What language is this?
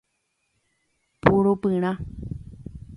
Guarani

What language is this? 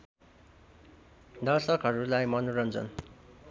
Nepali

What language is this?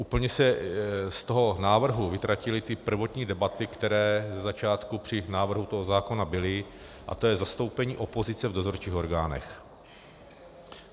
Czech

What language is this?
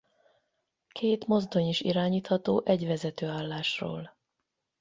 Hungarian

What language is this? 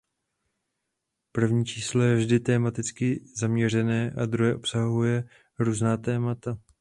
Czech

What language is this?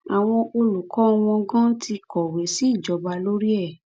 Yoruba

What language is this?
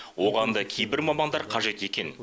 Kazakh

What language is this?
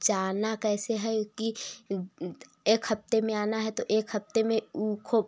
Hindi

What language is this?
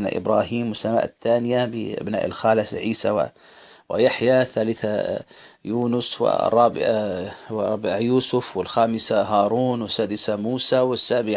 Arabic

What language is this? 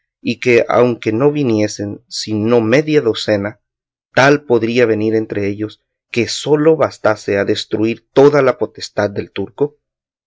Spanish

